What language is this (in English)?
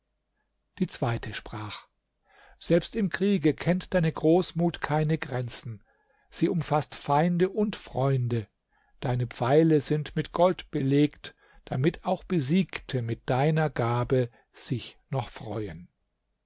German